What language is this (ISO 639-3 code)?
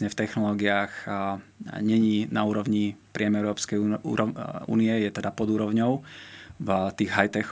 slk